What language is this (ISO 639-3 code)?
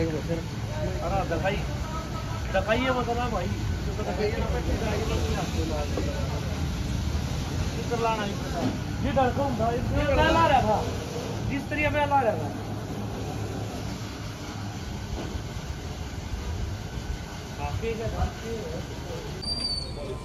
hin